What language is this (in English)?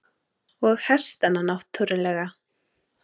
Icelandic